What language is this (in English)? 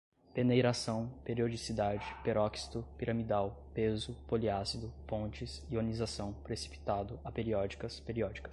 Portuguese